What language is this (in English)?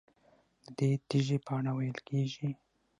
Pashto